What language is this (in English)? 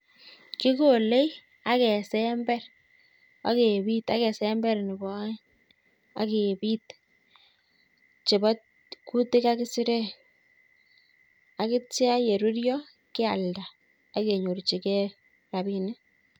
Kalenjin